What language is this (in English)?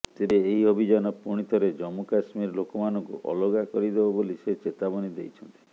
Odia